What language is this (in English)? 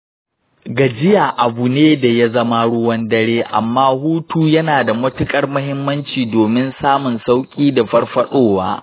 Hausa